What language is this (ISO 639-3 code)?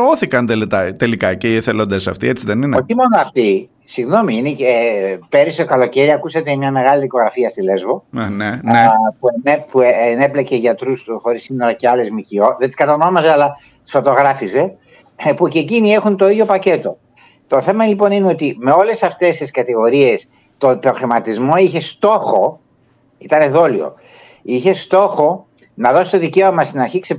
ell